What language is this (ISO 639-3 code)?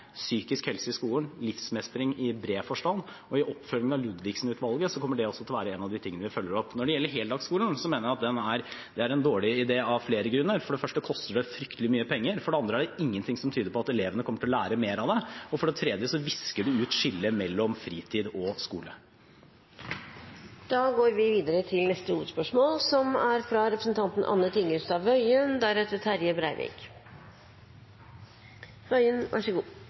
nob